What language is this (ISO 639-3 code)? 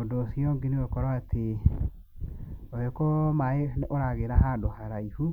kik